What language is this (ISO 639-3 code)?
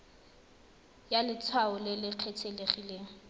tsn